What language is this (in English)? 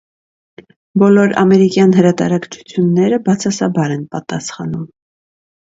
Armenian